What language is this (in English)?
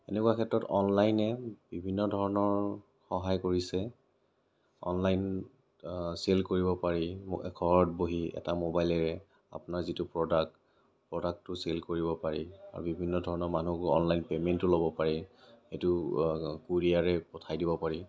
Assamese